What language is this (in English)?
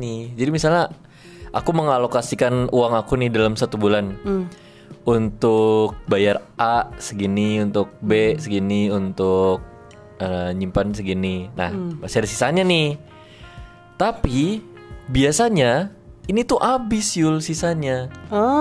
Indonesian